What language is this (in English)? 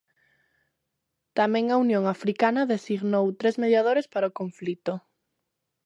Galician